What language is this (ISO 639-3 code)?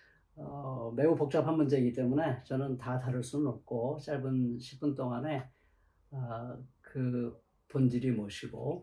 kor